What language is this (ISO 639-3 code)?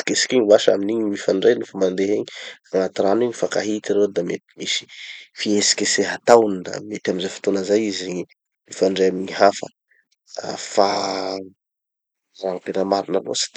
txy